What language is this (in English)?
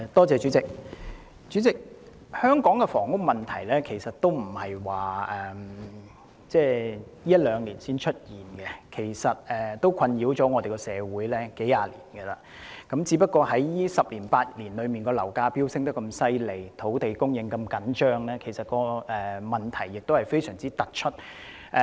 Cantonese